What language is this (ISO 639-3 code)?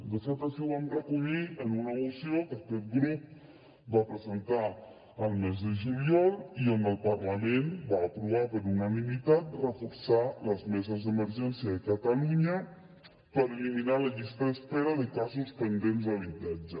cat